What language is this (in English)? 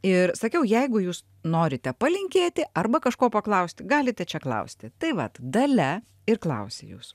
Lithuanian